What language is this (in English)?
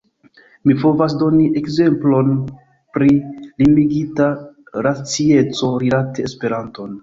Esperanto